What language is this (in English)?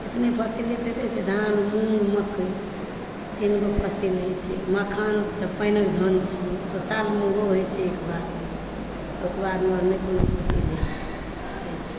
Maithili